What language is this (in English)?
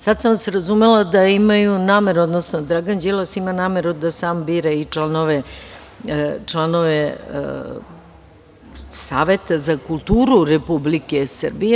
Serbian